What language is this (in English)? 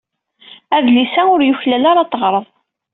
Kabyle